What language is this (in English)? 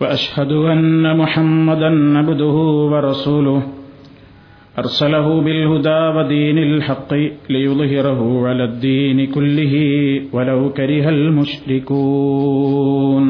Malayalam